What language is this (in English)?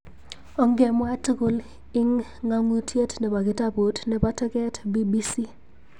Kalenjin